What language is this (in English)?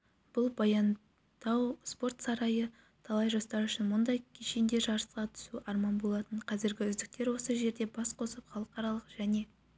Kazakh